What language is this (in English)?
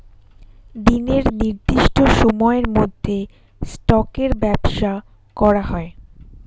Bangla